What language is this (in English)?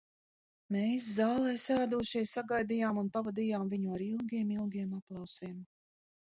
Latvian